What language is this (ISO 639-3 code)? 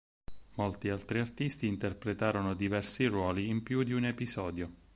ita